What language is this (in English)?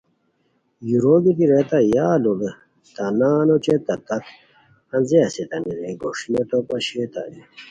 Khowar